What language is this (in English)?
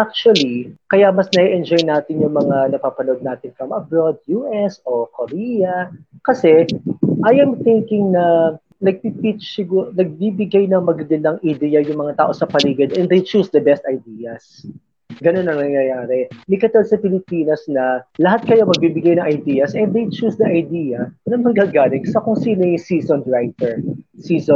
Filipino